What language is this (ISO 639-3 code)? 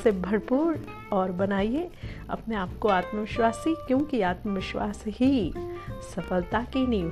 hin